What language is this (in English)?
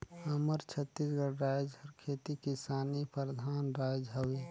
Chhattisgarhi